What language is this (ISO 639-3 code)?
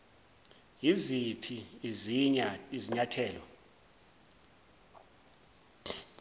zul